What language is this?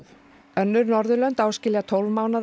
Icelandic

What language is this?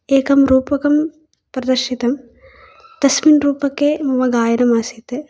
Sanskrit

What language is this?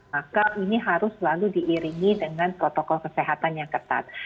Indonesian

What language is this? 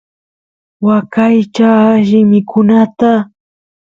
Santiago del Estero Quichua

